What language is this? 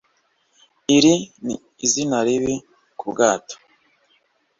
Kinyarwanda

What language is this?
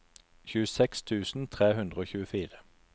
Norwegian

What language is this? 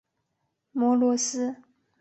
Chinese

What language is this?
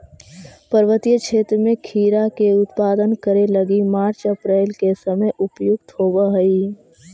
Magahi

